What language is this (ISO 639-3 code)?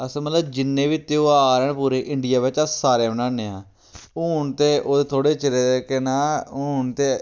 doi